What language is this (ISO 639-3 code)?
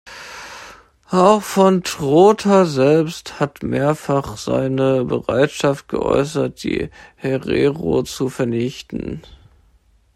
deu